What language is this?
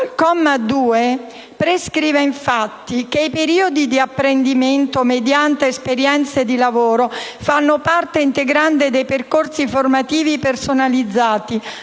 Italian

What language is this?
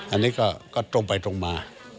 Thai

